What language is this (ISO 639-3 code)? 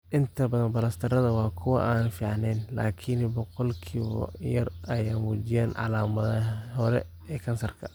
som